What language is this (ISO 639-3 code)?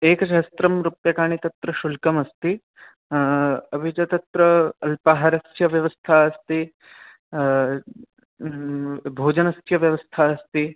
san